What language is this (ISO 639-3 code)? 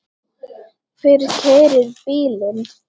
isl